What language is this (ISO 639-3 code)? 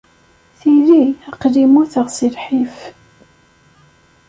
kab